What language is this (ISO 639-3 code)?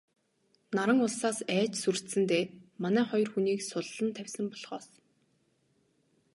mon